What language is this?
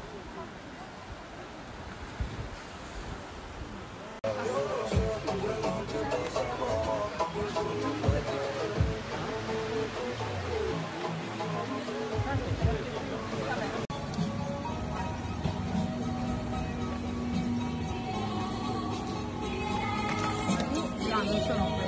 Italian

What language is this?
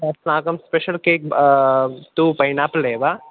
Sanskrit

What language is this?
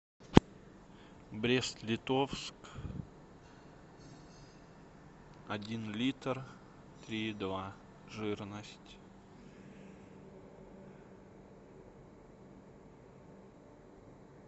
Russian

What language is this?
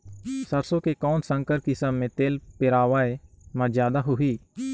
Chhattisgarhi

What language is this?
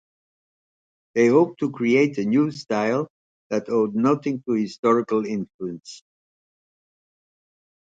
English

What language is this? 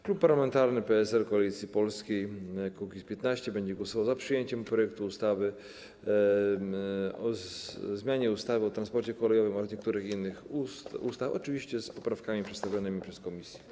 Polish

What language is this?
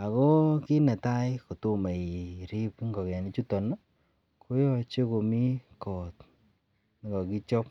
Kalenjin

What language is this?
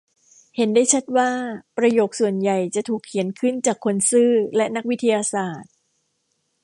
Thai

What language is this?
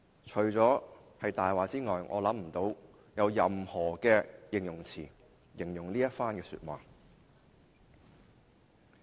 Cantonese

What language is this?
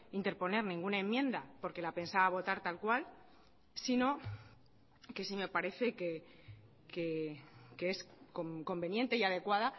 Spanish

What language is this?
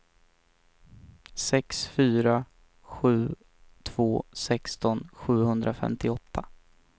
Swedish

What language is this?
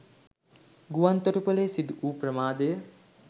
Sinhala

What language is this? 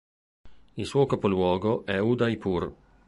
Italian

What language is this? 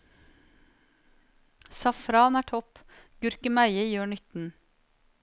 Norwegian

